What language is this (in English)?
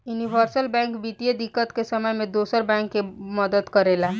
Bhojpuri